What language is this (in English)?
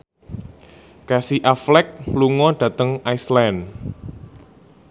Javanese